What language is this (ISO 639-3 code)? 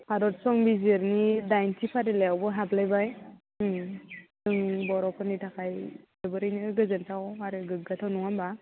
brx